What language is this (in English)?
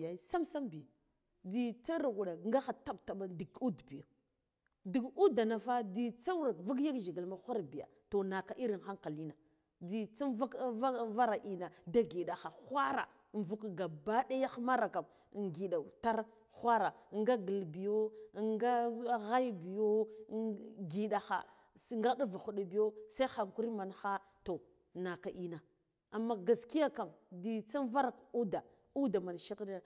Guduf-Gava